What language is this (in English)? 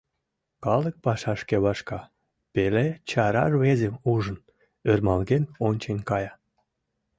Mari